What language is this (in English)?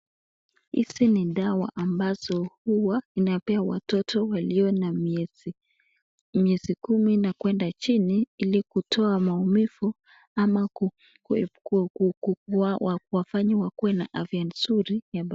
Swahili